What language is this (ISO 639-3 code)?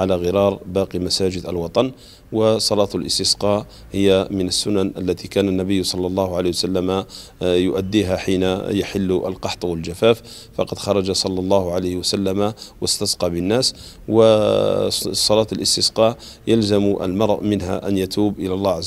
ara